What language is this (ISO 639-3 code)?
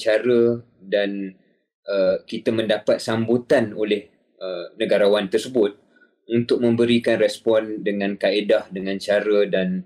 msa